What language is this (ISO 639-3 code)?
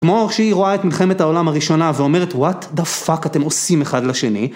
heb